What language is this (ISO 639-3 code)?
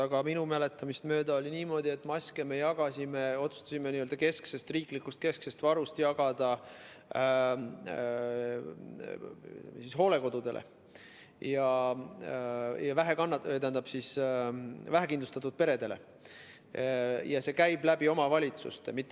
est